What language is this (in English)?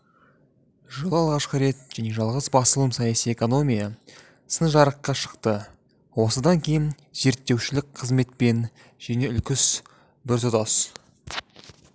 Kazakh